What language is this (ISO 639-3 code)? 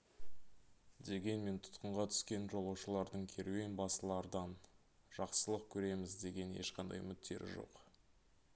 kaz